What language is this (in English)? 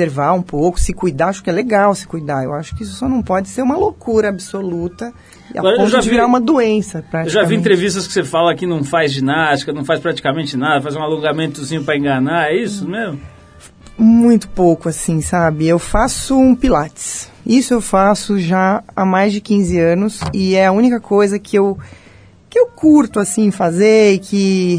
Portuguese